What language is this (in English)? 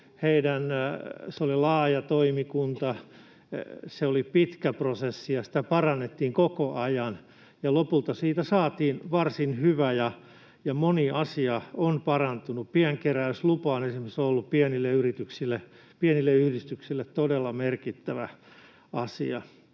Finnish